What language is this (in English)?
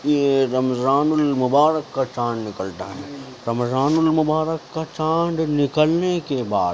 Urdu